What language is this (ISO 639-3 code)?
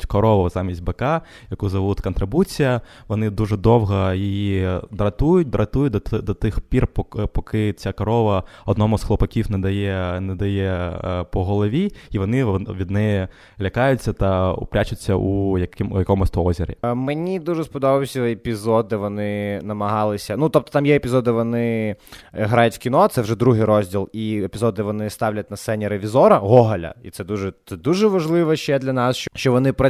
ukr